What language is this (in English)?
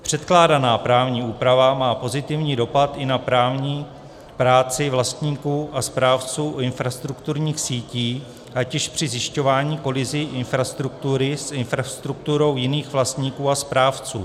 Czech